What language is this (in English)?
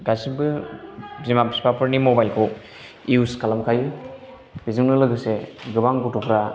Bodo